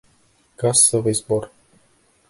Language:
Bashkir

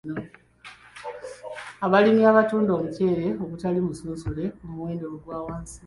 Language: Ganda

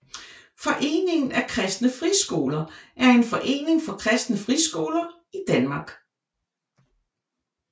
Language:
Danish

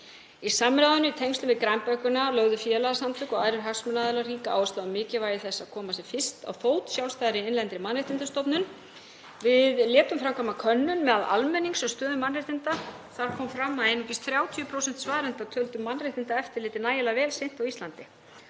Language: Icelandic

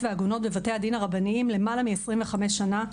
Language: Hebrew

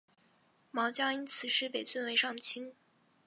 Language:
Chinese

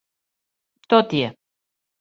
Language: Serbian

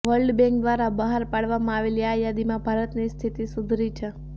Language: Gujarati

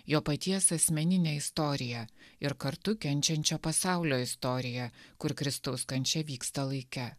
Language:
Lithuanian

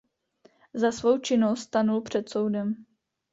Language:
Czech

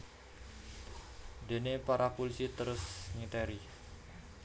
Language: Javanese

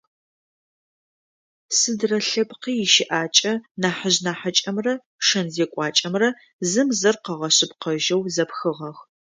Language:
Adyghe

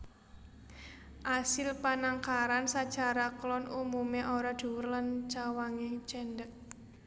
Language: Javanese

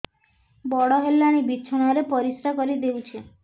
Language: Odia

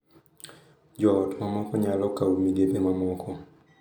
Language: Luo (Kenya and Tanzania)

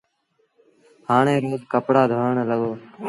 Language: Sindhi Bhil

